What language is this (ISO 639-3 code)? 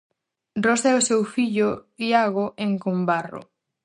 glg